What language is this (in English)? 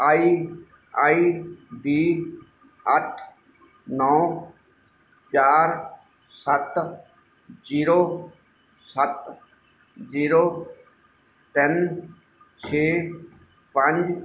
Punjabi